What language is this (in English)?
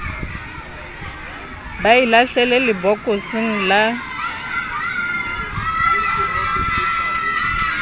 Southern Sotho